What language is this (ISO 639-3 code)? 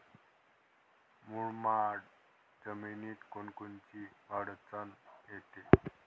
mar